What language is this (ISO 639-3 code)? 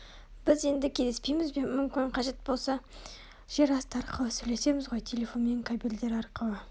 kaz